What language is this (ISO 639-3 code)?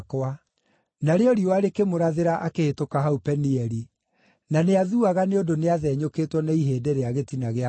kik